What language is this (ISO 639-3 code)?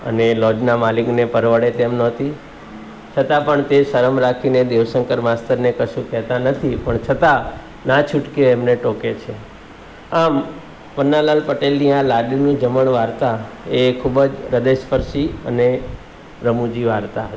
guj